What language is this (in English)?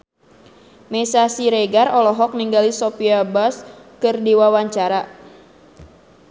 Sundanese